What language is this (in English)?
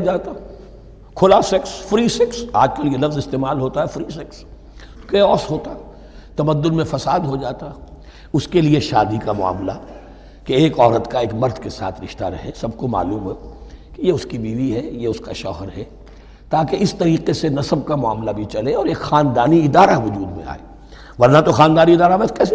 Urdu